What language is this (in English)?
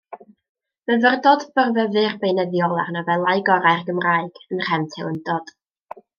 Welsh